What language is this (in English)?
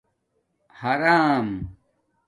Domaaki